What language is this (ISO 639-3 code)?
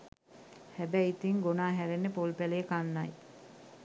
sin